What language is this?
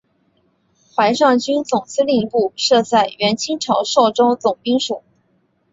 Chinese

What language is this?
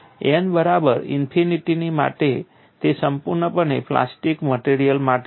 Gujarati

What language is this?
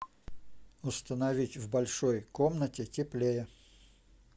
Russian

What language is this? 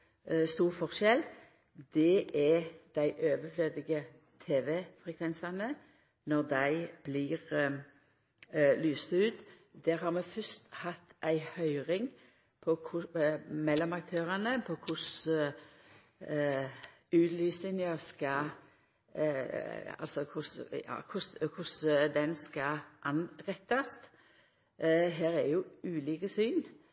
Norwegian Nynorsk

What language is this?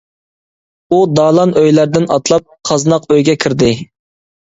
Uyghur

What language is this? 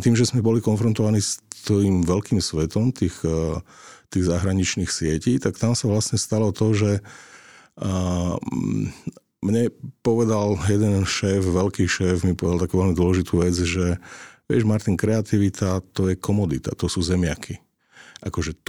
Slovak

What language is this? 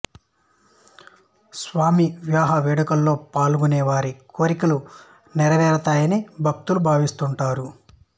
Telugu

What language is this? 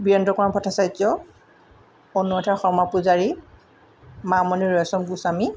Assamese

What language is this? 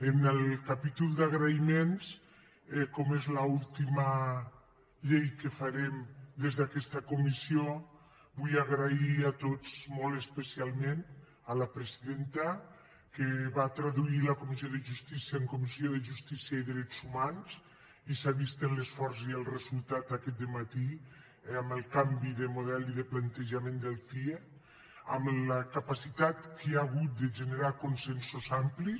Catalan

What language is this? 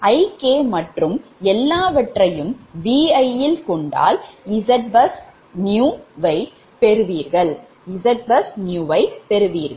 Tamil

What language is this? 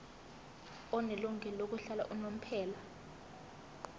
Zulu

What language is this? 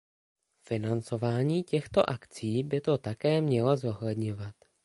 Czech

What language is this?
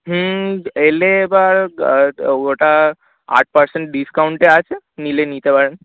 Bangla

